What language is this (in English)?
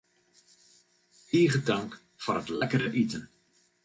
Western Frisian